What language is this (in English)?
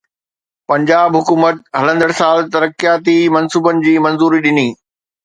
Sindhi